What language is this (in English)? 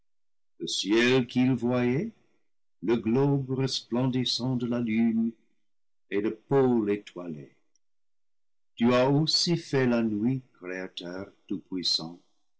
French